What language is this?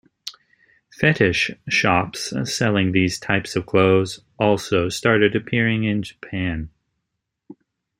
English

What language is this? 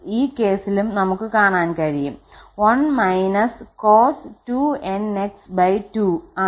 Malayalam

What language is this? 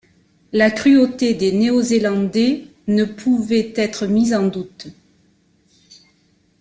French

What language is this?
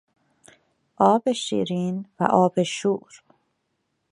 Persian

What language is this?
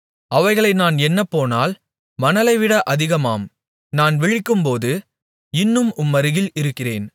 Tamil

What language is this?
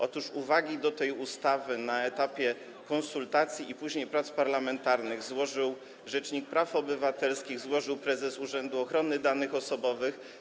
Polish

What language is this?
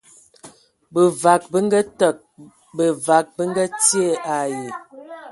Ewondo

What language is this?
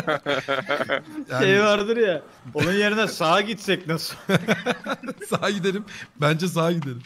Turkish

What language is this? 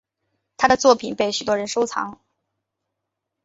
Chinese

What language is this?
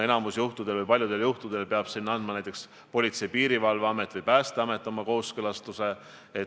Estonian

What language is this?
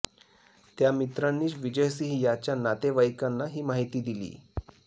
Marathi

